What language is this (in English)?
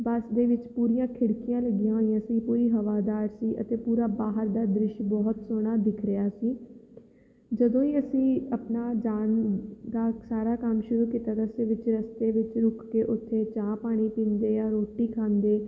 Punjabi